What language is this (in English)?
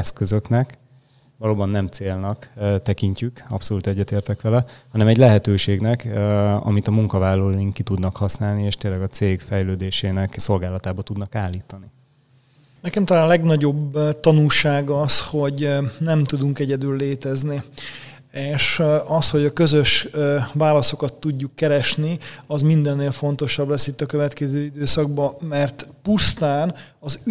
Hungarian